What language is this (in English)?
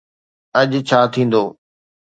Sindhi